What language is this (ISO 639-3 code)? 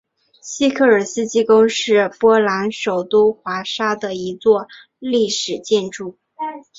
zho